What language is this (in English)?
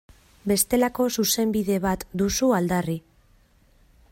Basque